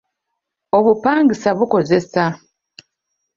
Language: Ganda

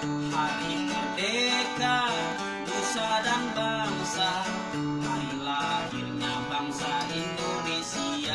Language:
Indonesian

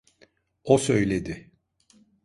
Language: Turkish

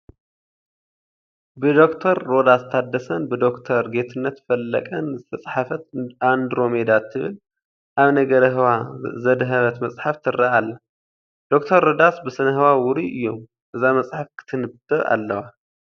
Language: Tigrinya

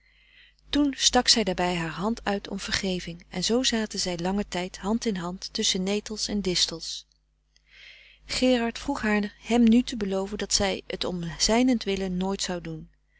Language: Dutch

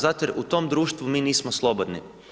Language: Croatian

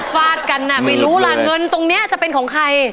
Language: Thai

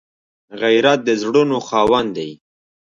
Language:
Pashto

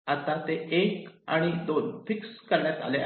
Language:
Marathi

